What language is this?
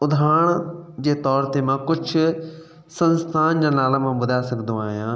Sindhi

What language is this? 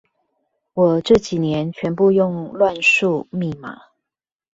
Chinese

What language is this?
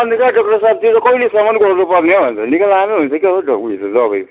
Nepali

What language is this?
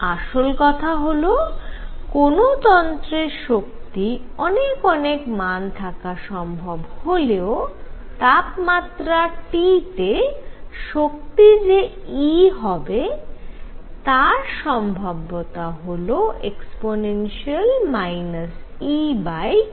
Bangla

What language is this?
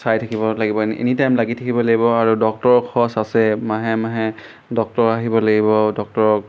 Assamese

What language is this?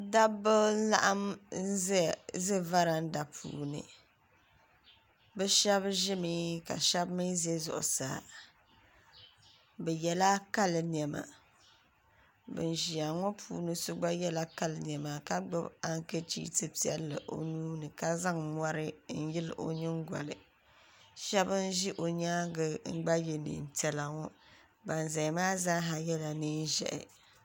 Dagbani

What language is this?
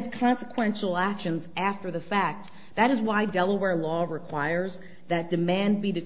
English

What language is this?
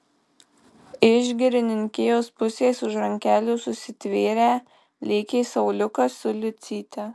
Lithuanian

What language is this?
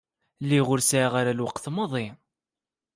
Kabyle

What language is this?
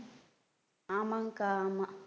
Tamil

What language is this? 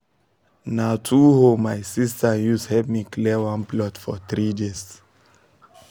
Nigerian Pidgin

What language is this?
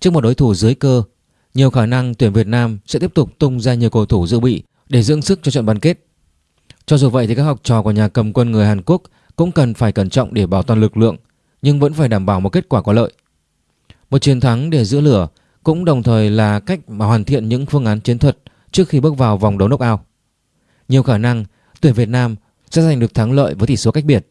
Vietnamese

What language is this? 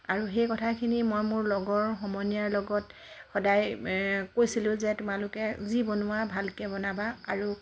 Assamese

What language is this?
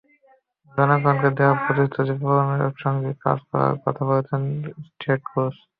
Bangla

